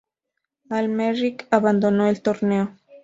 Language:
Spanish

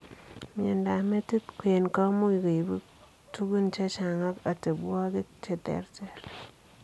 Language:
Kalenjin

